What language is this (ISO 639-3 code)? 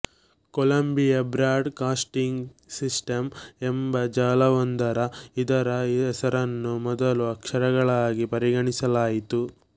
kan